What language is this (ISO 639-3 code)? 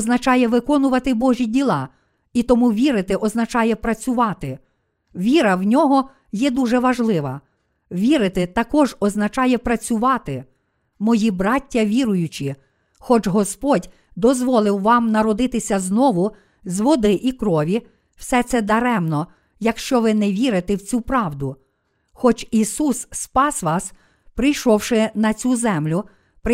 ukr